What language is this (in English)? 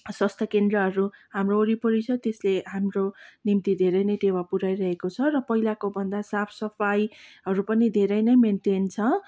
Nepali